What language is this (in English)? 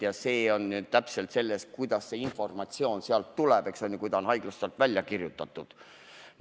Estonian